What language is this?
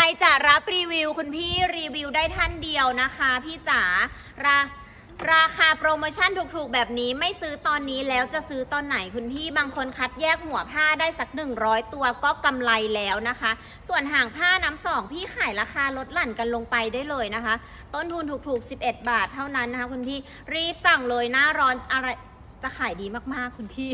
Thai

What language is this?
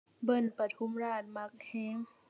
Thai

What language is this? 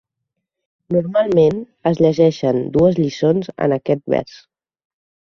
Catalan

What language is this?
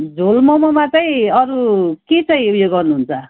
Nepali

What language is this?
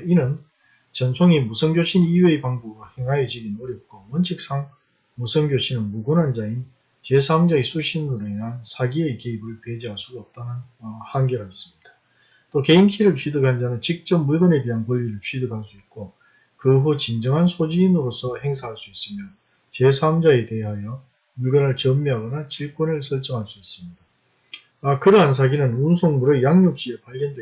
Korean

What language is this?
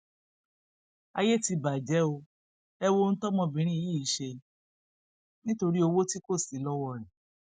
Yoruba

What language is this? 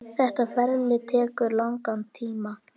Icelandic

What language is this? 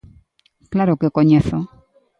Galician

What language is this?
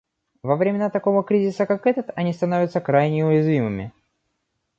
Russian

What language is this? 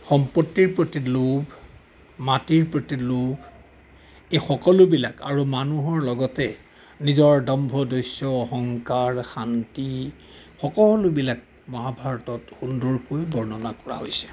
Assamese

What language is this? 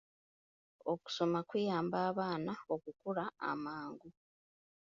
Ganda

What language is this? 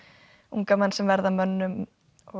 Icelandic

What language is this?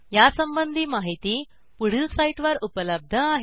Marathi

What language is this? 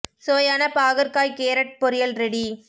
Tamil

